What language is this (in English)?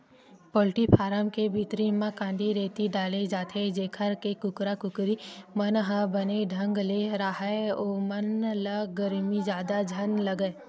Chhattisgarhi